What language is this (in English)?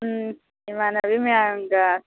Manipuri